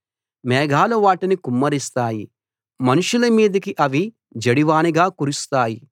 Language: Telugu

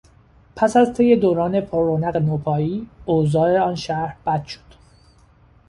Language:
Persian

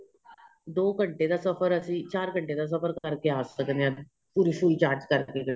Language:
Punjabi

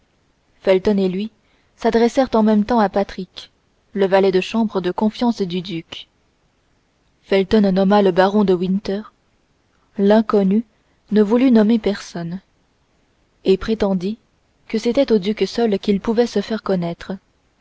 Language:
French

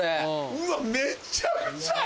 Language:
Japanese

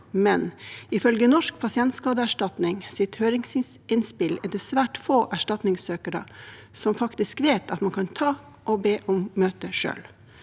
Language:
Norwegian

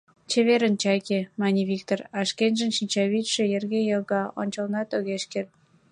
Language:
Mari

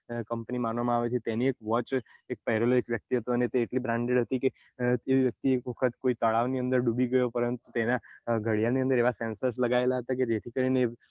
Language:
Gujarati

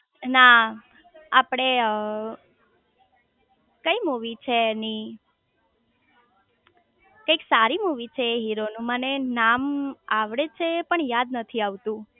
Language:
Gujarati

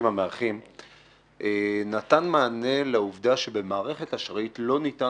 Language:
Hebrew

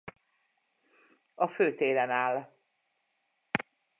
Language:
Hungarian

